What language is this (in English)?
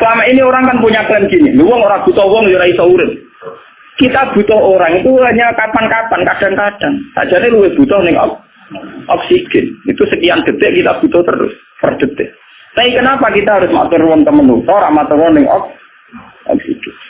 Indonesian